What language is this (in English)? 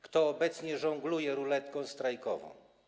Polish